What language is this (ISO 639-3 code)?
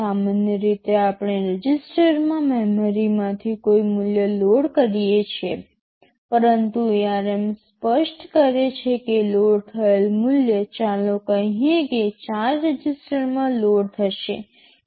guj